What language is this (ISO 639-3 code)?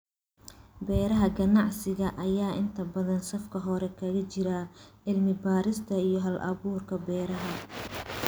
som